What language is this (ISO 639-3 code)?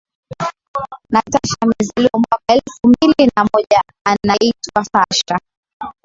swa